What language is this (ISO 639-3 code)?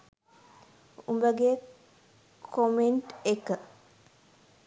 sin